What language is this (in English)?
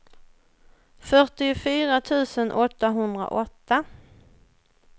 Swedish